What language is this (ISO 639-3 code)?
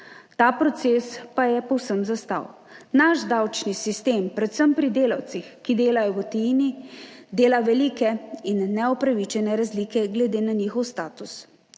slv